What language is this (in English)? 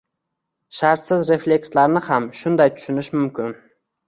Uzbek